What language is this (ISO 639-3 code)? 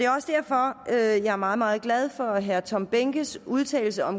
dan